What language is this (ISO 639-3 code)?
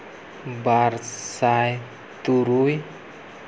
sat